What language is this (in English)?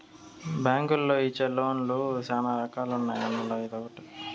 Telugu